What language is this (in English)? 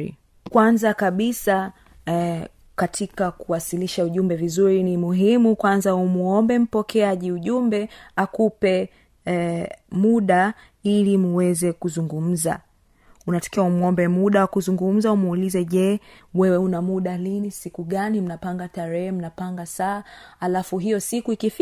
Swahili